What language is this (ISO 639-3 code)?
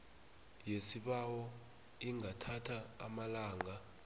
nbl